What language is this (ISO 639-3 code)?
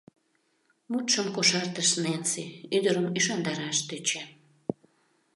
chm